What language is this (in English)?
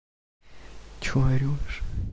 Russian